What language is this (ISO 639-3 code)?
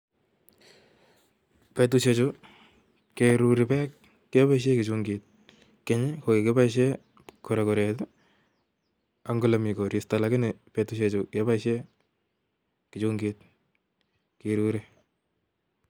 kln